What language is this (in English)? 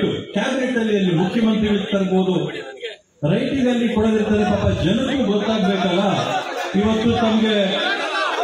Arabic